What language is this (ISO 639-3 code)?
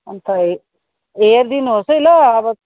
nep